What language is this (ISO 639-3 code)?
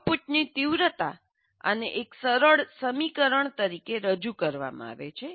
guj